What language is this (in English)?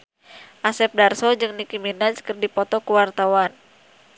Sundanese